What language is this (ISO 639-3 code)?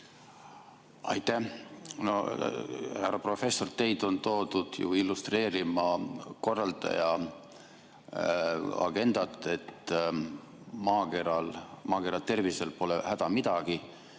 est